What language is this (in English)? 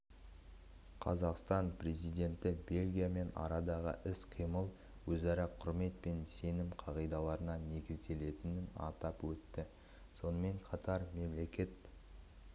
Kazakh